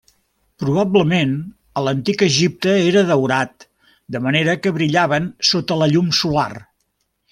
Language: Catalan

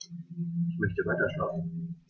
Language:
German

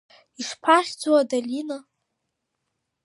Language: Abkhazian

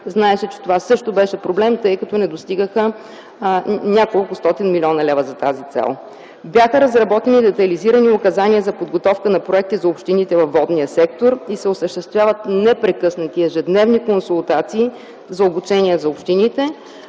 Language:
Bulgarian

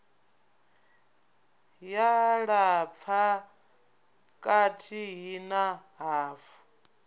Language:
Venda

